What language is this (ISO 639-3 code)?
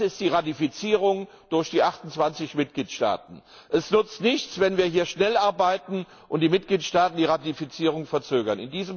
deu